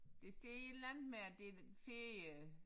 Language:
Danish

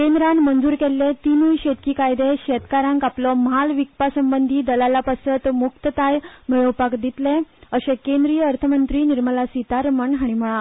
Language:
Konkani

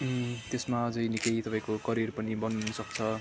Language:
Nepali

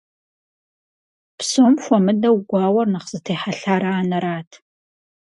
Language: Kabardian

